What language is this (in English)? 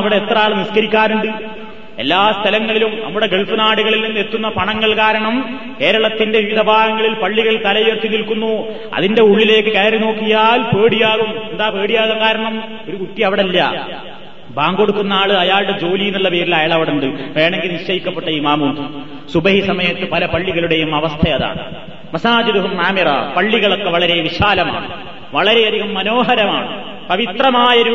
Malayalam